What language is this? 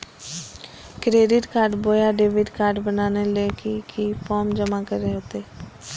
Magahi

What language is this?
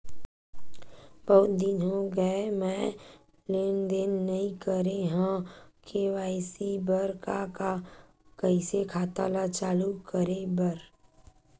Chhattisgarhi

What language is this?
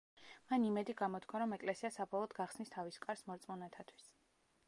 Georgian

